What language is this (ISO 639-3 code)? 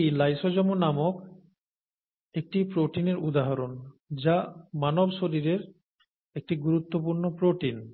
ben